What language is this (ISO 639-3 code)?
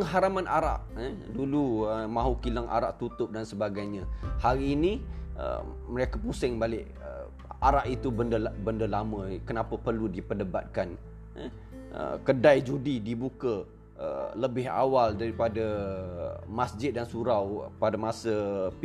msa